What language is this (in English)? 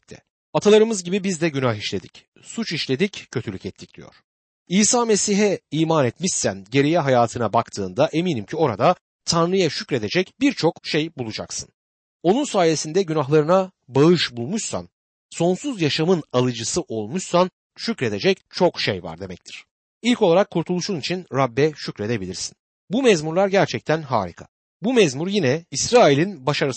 Turkish